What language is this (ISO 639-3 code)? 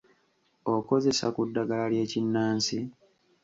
lug